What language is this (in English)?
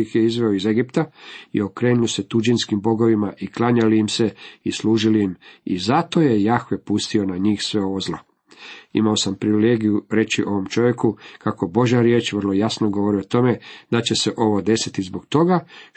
Croatian